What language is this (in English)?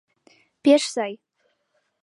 Mari